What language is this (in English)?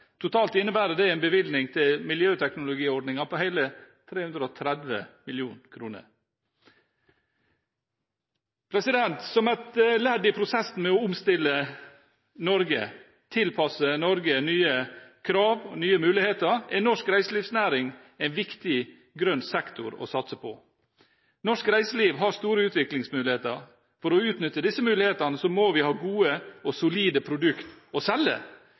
Norwegian Bokmål